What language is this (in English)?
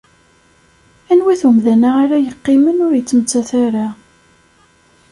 Kabyle